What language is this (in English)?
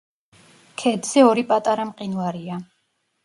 Georgian